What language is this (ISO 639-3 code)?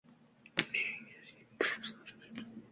uzb